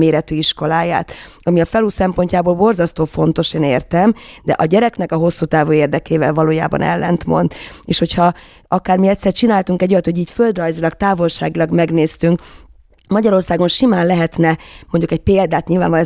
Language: Hungarian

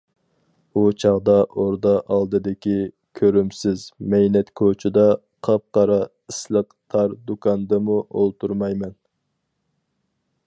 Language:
Uyghur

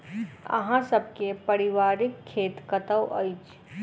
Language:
Maithili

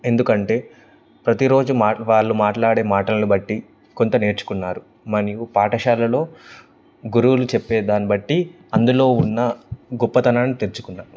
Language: Telugu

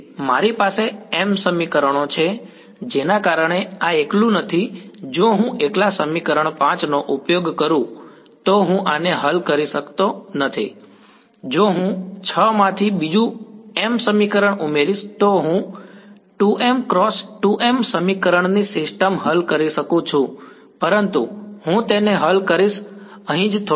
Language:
Gujarati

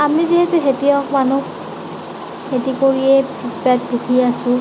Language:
Assamese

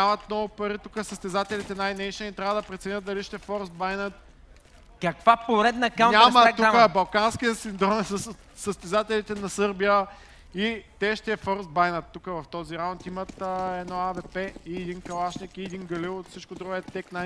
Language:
Bulgarian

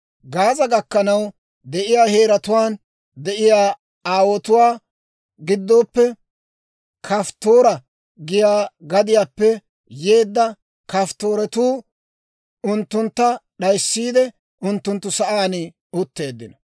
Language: Dawro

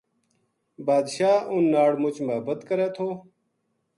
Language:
Gujari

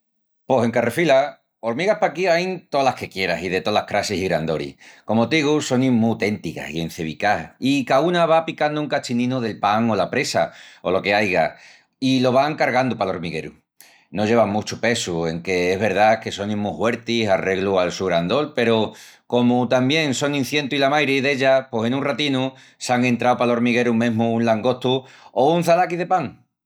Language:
Extremaduran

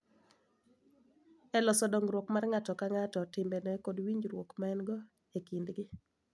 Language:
Luo (Kenya and Tanzania)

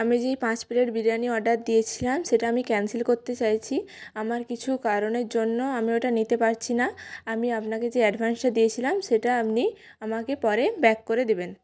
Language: Bangla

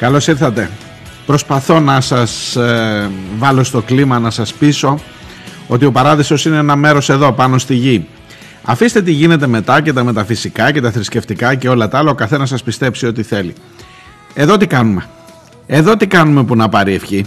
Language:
Greek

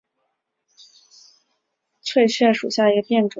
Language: Chinese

